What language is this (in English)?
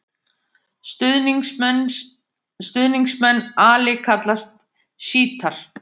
Icelandic